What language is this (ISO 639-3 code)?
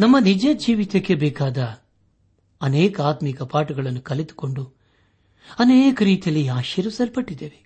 kan